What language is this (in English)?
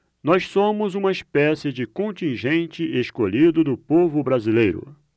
Portuguese